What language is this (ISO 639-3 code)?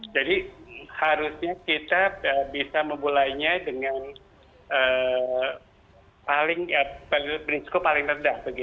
ind